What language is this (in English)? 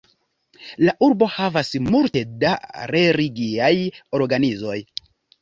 Esperanto